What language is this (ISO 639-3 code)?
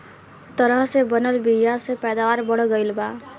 bho